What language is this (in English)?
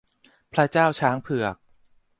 Thai